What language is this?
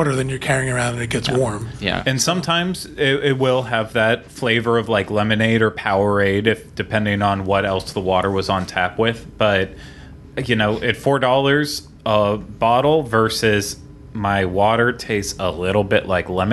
English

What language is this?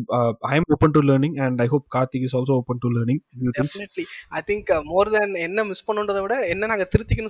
Tamil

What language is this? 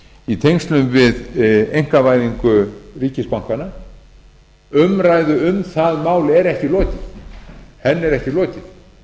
Icelandic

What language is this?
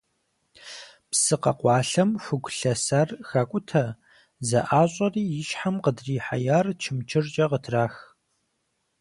Kabardian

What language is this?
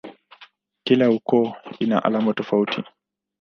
Swahili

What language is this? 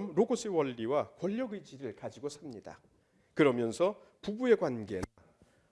Korean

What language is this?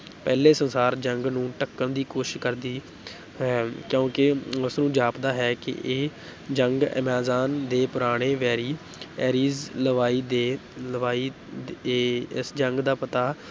Punjabi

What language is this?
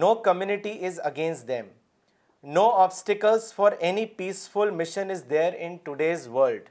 Urdu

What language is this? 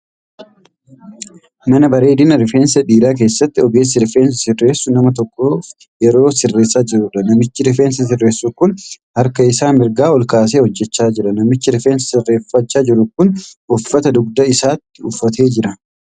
Oromo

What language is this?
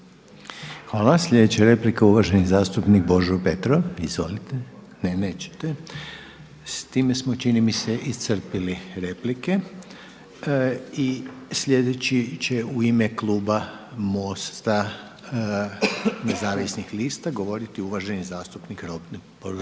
Croatian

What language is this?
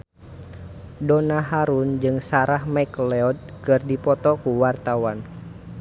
Sundanese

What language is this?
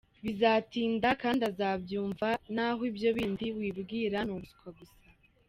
Kinyarwanda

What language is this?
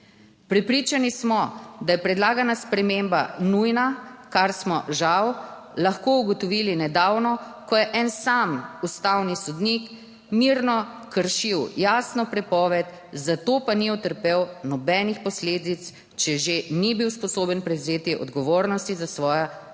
Slovenian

